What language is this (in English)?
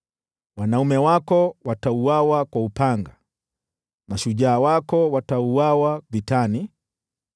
Swahili